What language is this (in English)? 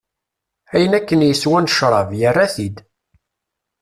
Kabyle